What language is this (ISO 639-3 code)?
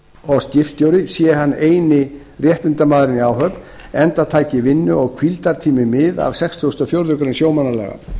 isl